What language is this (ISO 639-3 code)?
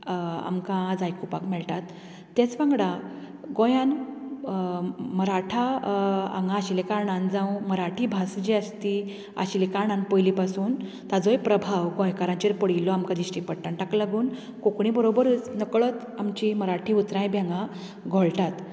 kok